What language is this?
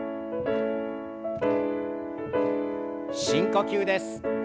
Japanese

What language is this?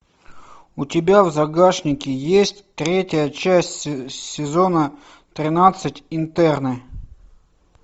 Russian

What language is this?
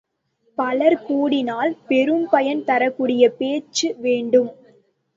Tamil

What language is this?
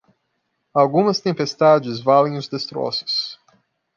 Portuguese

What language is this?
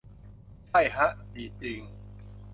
Thai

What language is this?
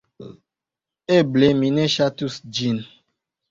Esperanto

